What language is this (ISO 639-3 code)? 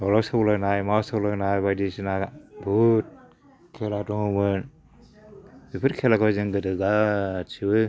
brx